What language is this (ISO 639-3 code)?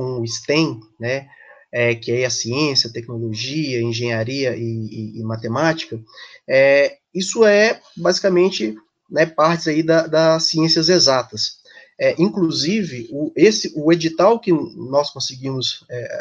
por